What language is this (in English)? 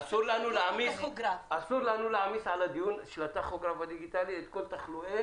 Hebrew